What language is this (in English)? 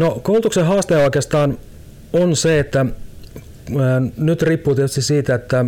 Finnish